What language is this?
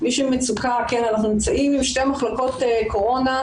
Hebrew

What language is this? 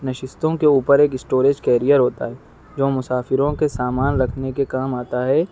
Urdu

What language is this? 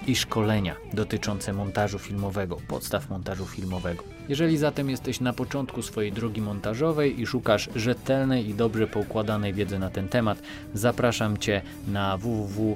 Polish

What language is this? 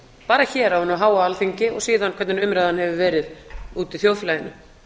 Icelandic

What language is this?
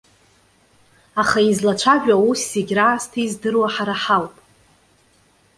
Abkhazian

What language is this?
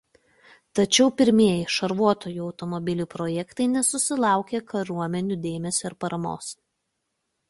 Lithuanian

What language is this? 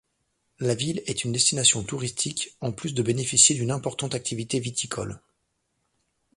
French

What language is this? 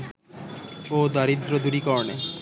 Bangla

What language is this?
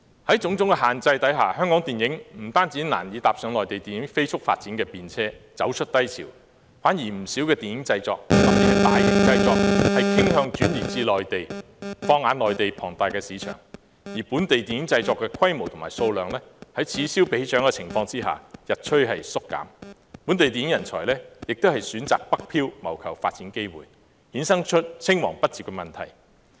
Cantonese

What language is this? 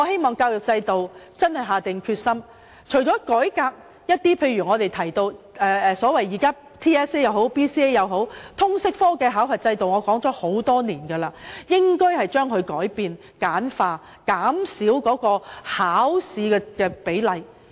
Cantonese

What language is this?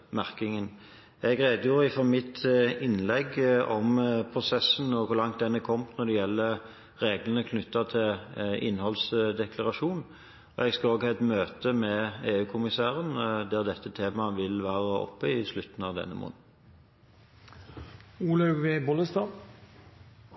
Norwegian Bokmål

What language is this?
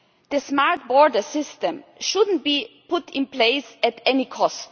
English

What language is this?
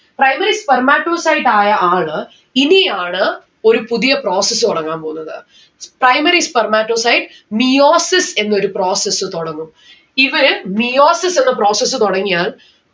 Malayalam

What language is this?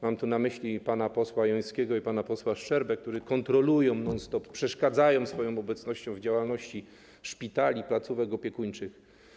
Polish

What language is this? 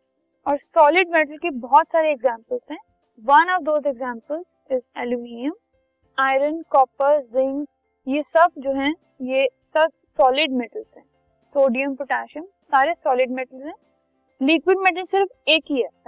Hindi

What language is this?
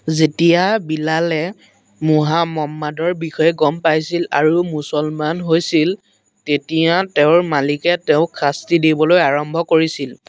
Assamese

